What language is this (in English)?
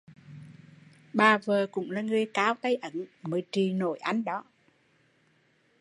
Vietnamese